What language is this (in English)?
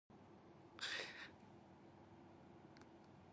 English